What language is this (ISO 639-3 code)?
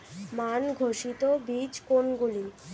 ben